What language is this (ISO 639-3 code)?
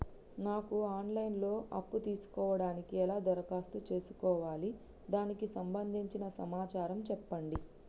tel